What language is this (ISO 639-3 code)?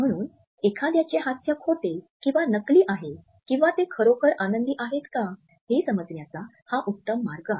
mar